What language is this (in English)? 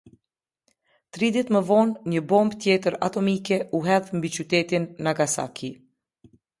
Albanian